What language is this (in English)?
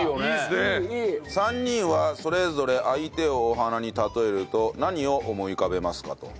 Japanese